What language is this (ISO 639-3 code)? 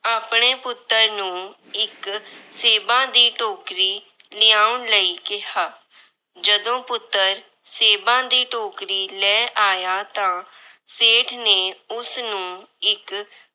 pan